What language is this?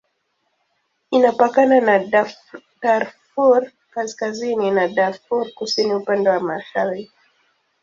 Swahili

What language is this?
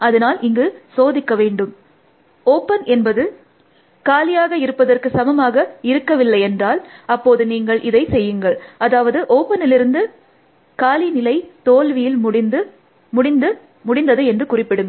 Tamil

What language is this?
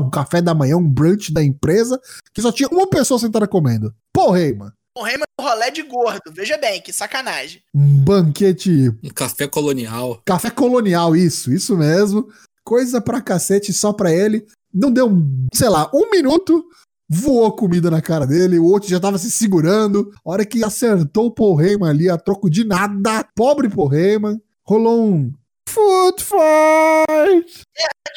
Portuguese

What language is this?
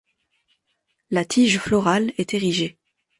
French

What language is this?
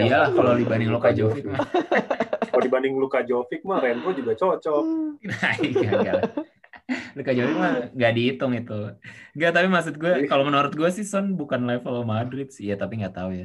Indonesian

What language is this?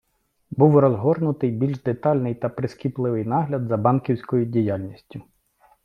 Ukrainian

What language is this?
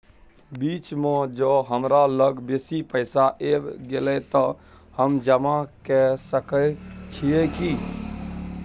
Maithili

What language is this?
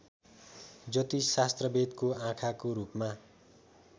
Nepali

